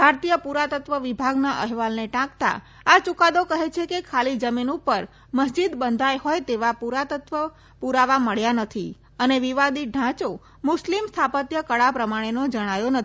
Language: Gujarati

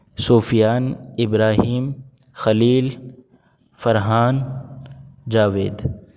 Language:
Urdu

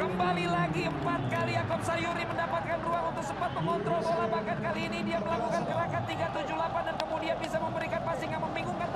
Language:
Indonesian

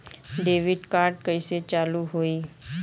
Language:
Bhojpuri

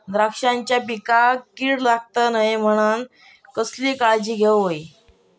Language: Marathi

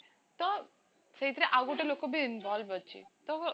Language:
Odia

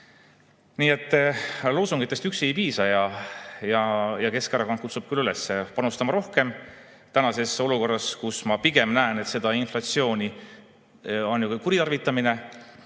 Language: Estonian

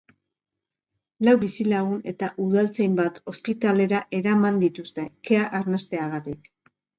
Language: Basque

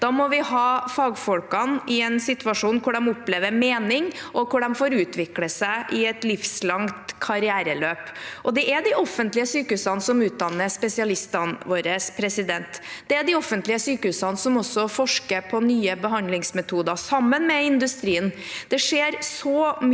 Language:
Norwegian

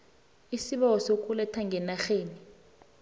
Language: South Ndebele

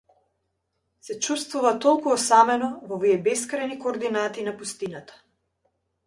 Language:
Macedonian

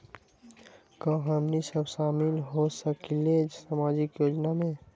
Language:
Magahi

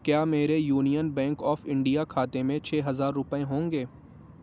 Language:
Urdu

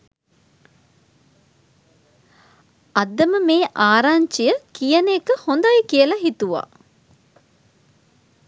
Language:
Sinhala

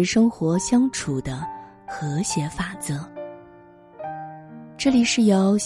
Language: Chinese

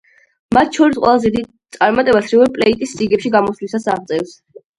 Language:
Georgian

